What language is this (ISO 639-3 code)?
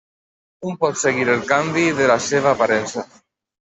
cat